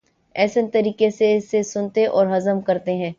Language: Urdu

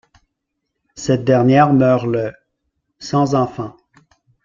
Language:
French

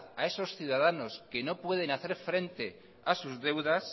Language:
Spanish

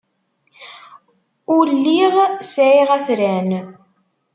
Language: Kabyle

